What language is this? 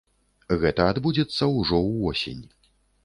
Belarusian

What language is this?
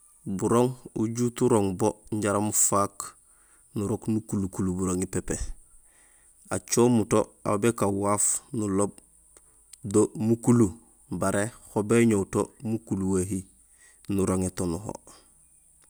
Gusilay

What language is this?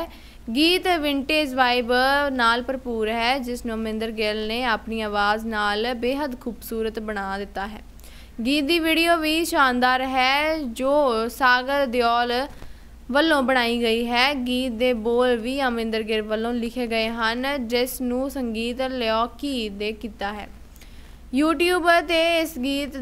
Hindi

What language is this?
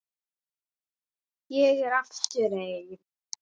Icelandic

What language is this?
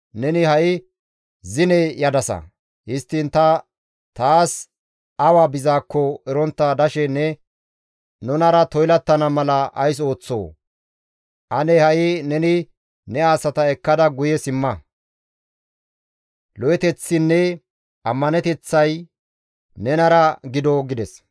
Gamo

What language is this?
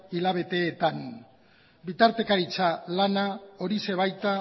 Basque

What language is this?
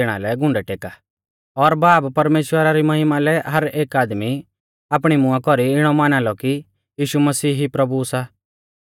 Mahasu Pahari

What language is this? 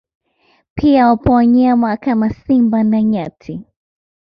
Swahili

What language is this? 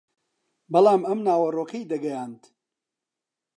Central Kurdish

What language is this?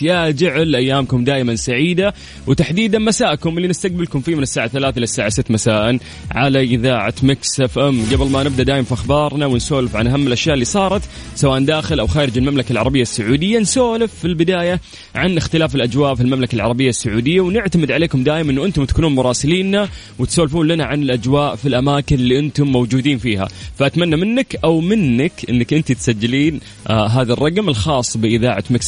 Arabic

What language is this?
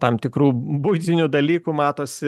Lithuanian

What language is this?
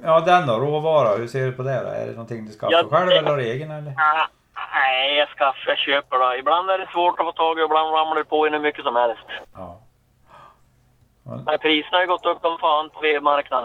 Swedish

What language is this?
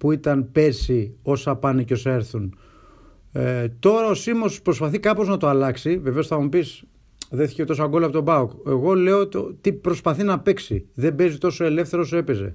Greek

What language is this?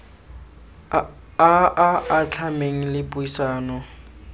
Tswana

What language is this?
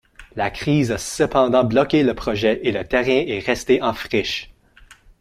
French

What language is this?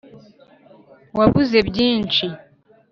Kinyarwanda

